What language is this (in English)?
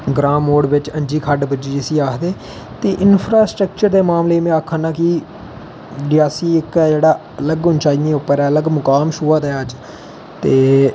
Dogri